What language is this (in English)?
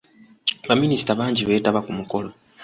Ganda